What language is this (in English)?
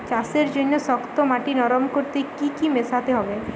Bangla